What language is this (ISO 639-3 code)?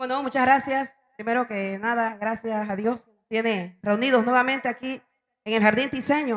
spa